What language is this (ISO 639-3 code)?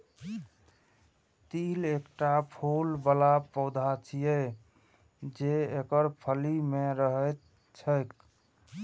mai